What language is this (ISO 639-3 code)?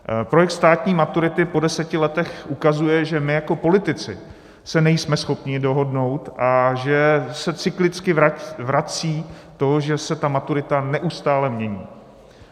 ces